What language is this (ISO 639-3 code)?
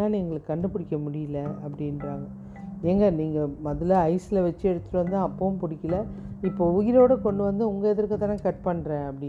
tam